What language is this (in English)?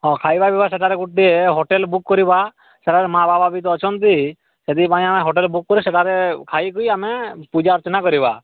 Odia